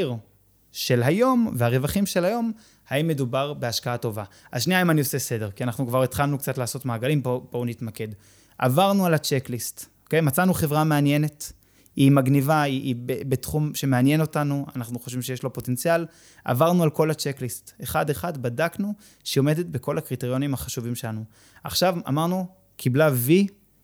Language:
Hebrew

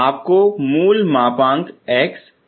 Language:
Hindi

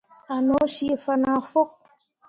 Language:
Mundang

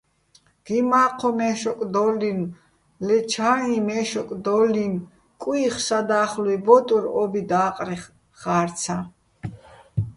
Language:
Bats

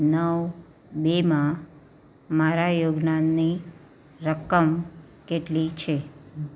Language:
Gujarati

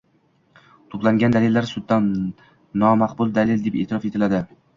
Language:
Uzbek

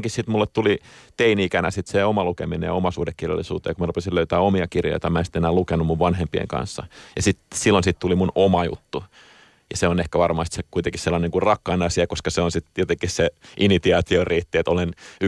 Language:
Finnish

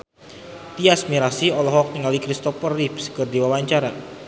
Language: Sundanese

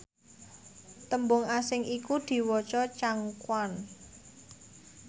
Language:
Javanese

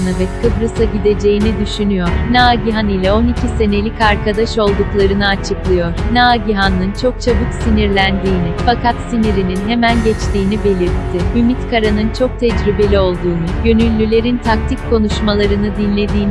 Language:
Turkish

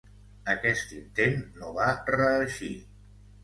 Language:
Catalan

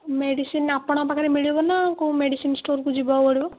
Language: Odia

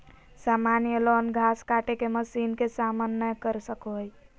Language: Magahi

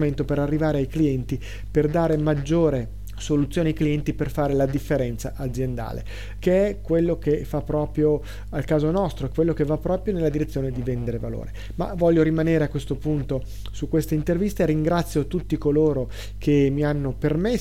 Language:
Italian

